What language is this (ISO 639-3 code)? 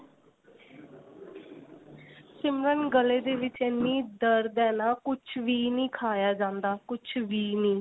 pan